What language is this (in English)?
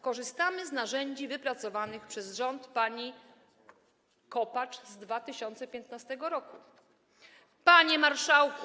Polish